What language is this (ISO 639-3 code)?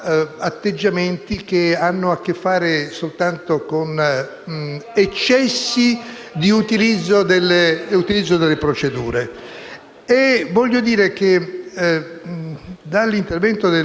ita